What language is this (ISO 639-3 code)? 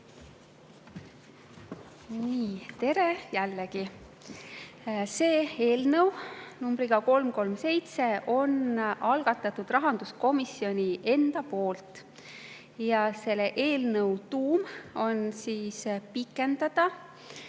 est